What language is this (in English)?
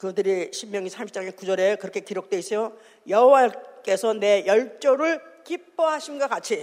Korean